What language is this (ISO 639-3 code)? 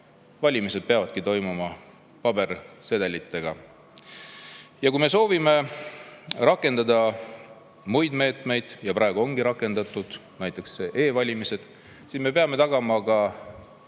est